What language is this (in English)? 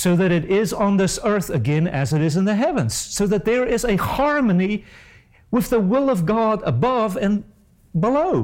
English